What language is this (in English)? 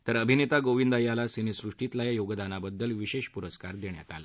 Marathi